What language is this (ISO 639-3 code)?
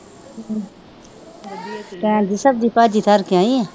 pan